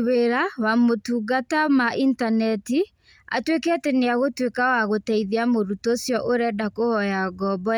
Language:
Kikuyu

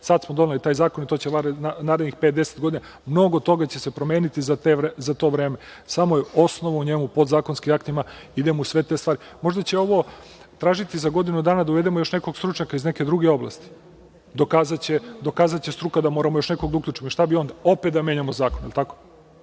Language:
Serbian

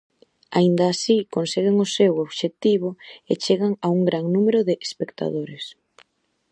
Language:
Galician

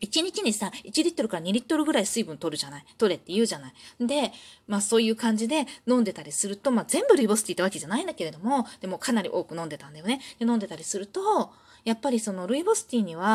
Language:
Japanese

